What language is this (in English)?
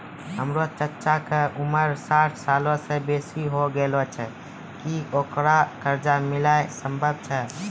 Maithili